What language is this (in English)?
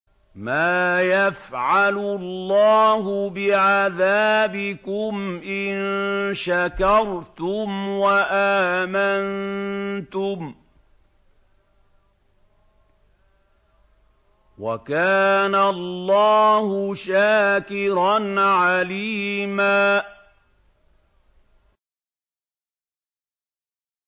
Arabic